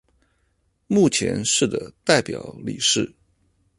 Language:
Chinese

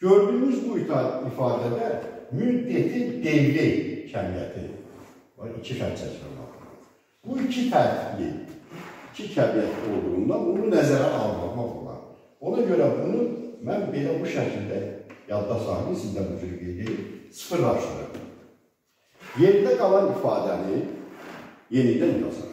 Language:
Turkish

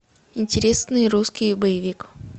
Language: Russian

